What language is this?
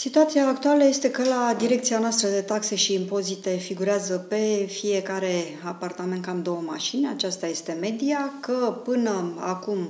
Romanian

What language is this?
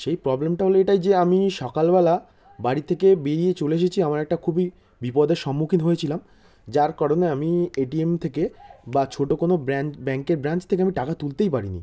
Bangla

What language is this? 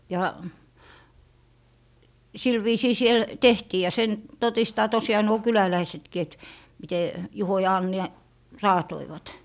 Finnish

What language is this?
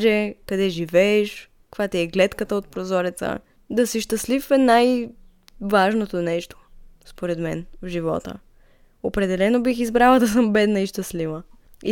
Bulgarian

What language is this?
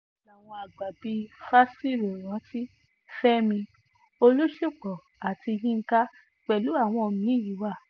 Yoruba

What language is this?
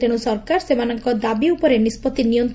Odia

